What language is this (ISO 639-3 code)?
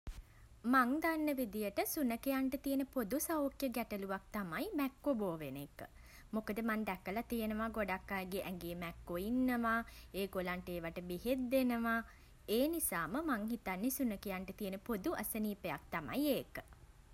sin